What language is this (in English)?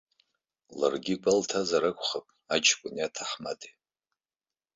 Abkhazian